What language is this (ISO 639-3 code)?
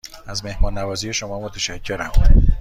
fas